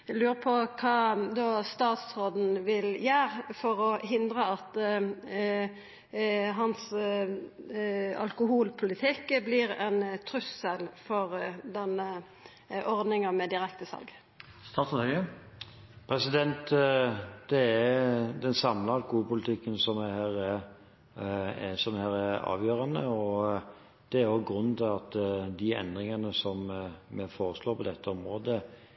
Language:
Norwegian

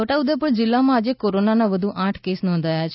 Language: Gujarati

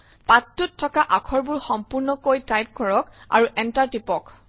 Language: Assamese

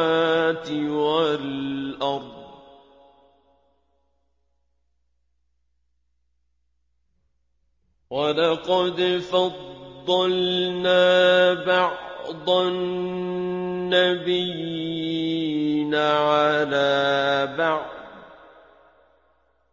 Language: Arabic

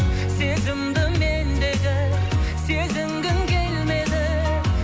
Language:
Kazakh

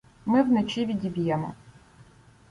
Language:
Ukrainian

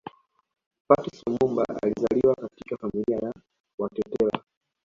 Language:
Swahili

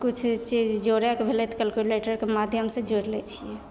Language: Maithili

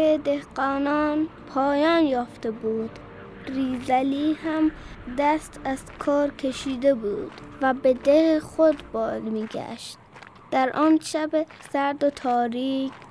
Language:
Persian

